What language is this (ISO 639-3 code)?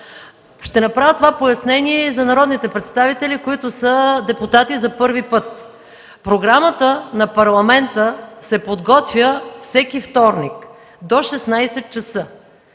bul